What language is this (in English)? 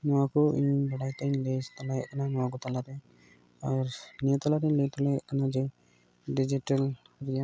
Santali